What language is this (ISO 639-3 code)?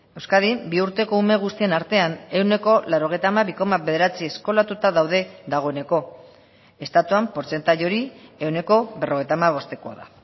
eus